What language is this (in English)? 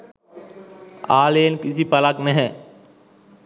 Sinhala